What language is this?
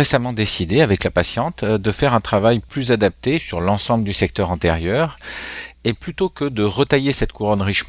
French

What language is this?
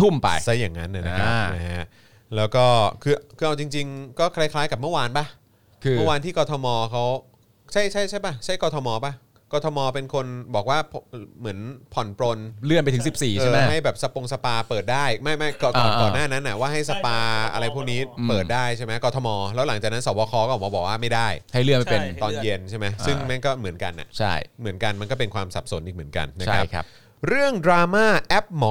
Thai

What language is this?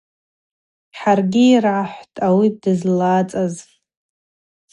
Abaza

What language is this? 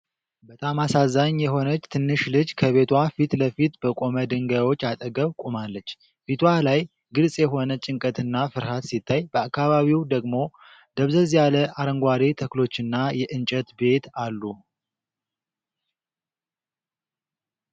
Amharic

